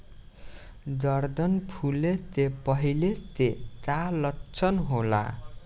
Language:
Bhojpuri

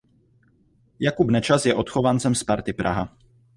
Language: Czech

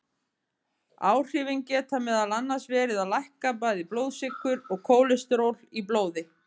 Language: Icelandic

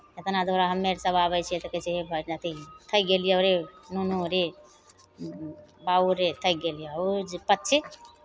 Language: Maithili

